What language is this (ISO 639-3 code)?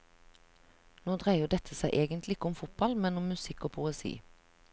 nor